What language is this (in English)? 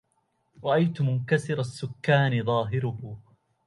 Arabic